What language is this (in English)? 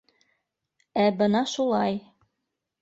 Bashkir